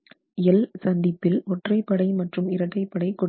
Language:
Tamil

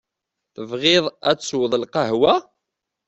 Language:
Kabyle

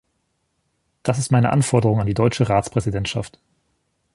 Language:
German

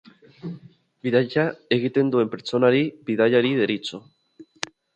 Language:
Basque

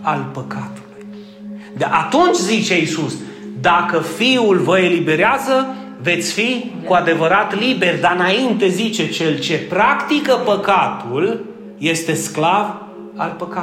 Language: Romanian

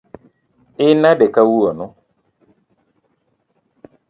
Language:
Luo (Kenya and Tanzania)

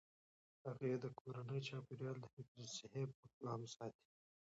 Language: Pashto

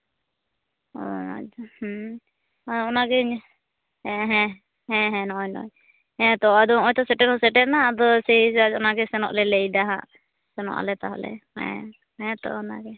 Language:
Santali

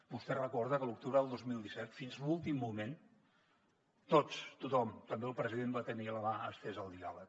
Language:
Catalan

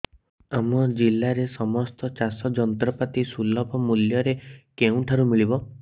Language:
Odia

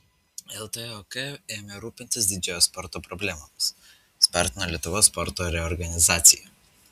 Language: Lithuanian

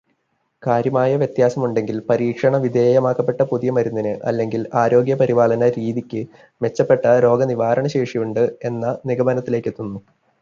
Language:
Malayalam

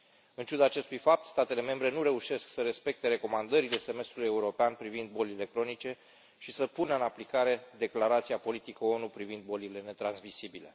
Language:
Romanian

